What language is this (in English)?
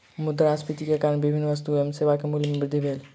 Maithili